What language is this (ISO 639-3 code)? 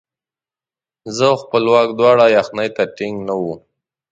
pus